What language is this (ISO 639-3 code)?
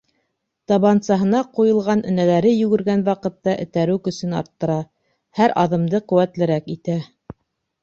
bak